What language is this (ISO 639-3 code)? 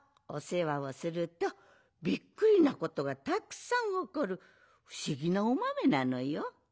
jpn